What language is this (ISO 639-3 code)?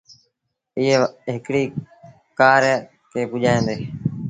sbn